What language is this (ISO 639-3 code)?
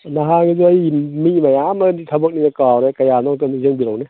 mni